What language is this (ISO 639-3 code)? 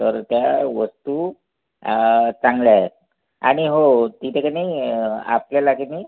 mar